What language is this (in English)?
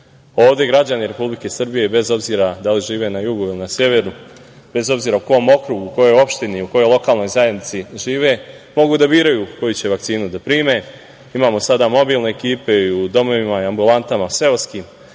Serbian